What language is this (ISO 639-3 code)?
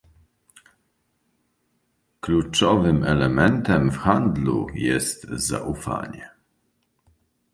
pol